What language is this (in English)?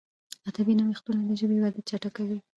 Pashto